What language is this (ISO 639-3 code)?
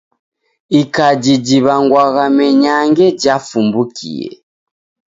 dav